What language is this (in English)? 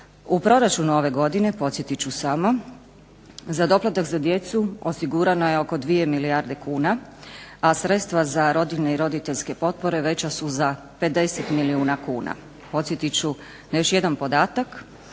Croatian